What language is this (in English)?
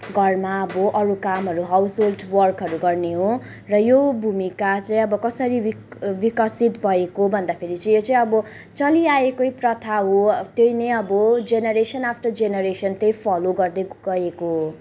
Nepali